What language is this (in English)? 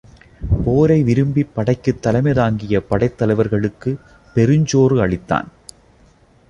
Tamil